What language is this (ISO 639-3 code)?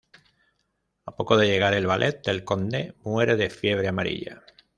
spa